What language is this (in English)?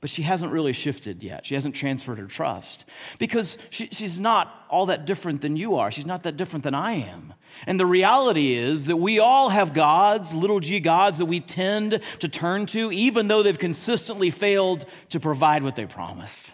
English